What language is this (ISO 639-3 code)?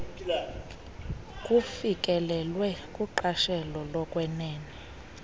xho